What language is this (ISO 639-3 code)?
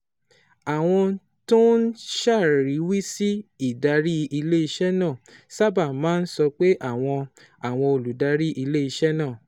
yor